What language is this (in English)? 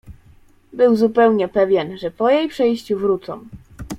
Polish